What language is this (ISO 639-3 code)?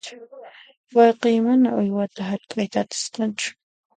qxp